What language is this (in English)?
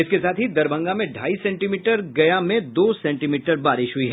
Hindi